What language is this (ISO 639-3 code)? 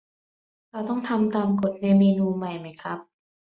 tha